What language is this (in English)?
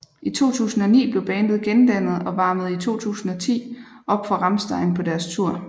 Danish